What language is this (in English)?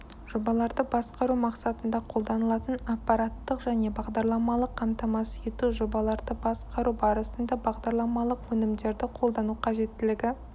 Kazakh